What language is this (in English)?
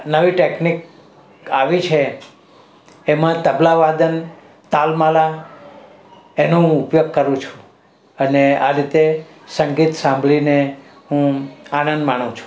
Gujarati